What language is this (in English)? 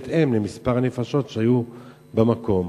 Hebrew